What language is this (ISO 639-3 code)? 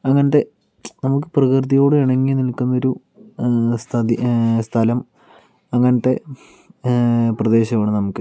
mal